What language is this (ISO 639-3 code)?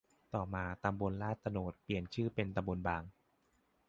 tha